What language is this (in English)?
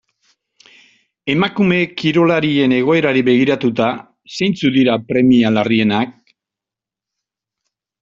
Basque